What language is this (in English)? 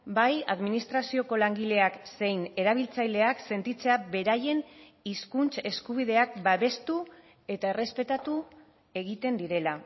Basque